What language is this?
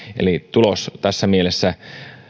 Finnish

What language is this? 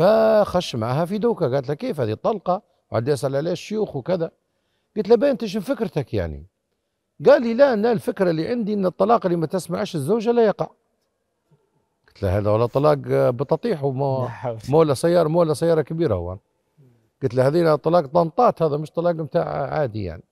Arabic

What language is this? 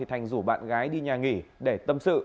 Vietnamese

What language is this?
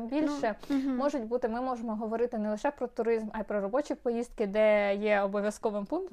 Ukrainian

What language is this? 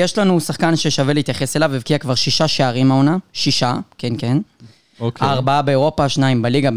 Hebrew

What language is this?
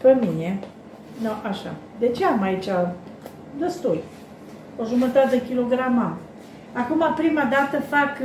Romanian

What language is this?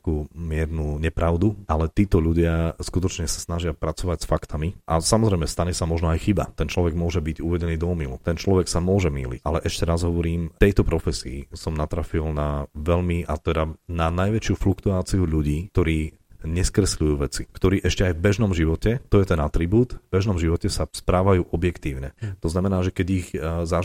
Slovak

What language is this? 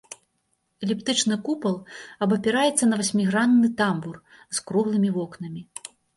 Belarusian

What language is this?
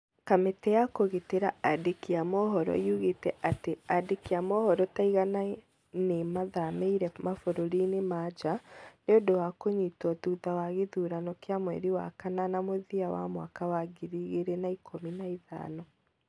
Kikuyu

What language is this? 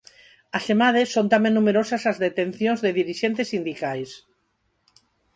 Galician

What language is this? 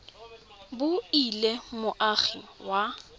Tswana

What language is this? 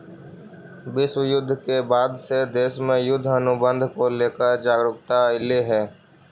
Magahi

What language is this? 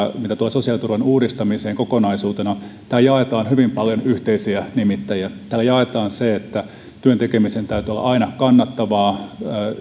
Finnish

